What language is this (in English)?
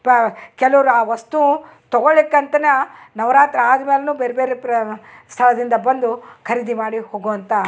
Kannada